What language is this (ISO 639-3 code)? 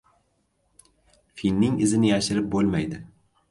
uzb